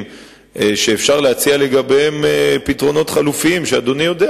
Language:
Hebrew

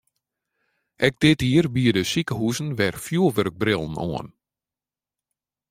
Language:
Western Frisian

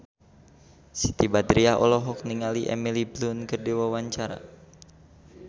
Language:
Sundanese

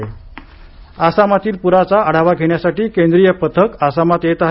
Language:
Marathi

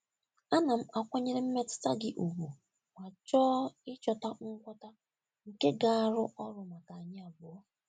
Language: Igbo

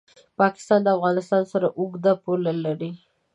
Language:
Pashto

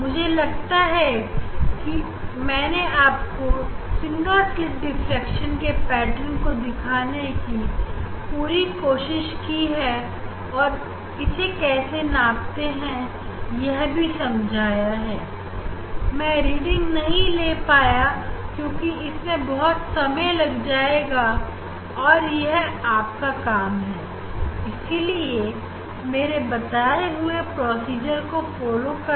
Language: Hindi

